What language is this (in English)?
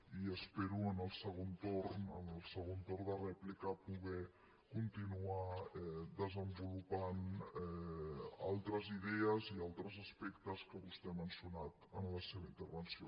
Catalan